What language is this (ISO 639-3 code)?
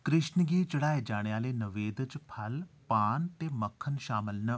doi